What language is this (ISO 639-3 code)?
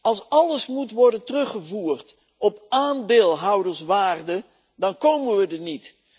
nld